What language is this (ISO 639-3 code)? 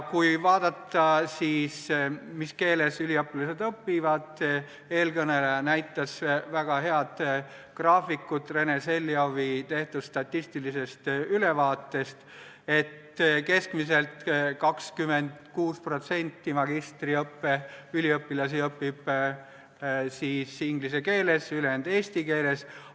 est